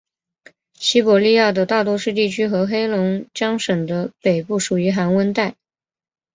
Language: Chinese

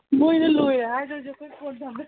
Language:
Manipuri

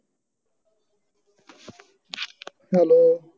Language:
Punjabi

